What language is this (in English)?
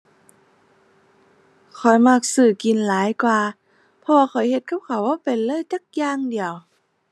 Thai